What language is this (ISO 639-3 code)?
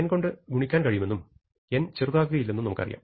mal